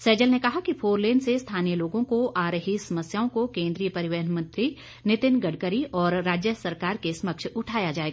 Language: Hindi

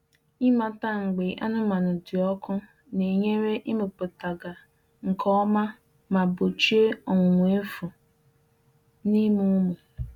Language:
Igbo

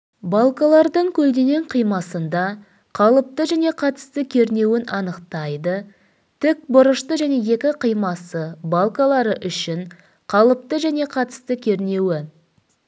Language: Kazakh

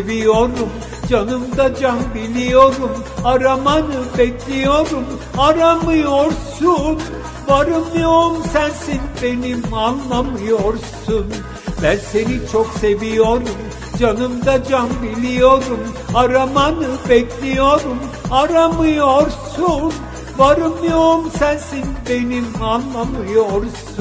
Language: Turkish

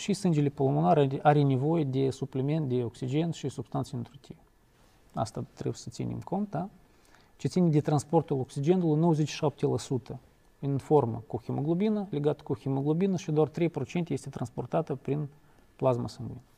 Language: Romanian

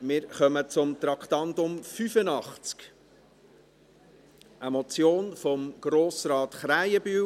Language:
Swiss German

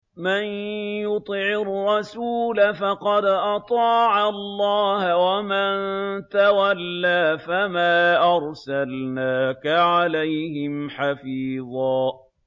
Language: Arabic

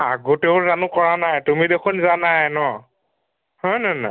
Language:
Assamese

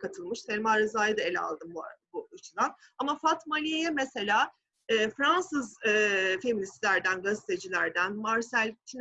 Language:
Turkish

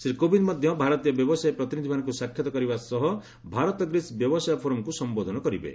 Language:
Odia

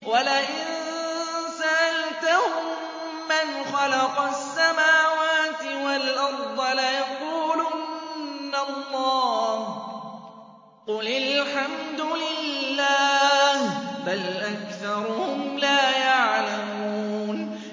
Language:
Arabic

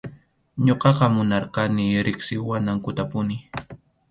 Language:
Arequipa-La Unión Quechua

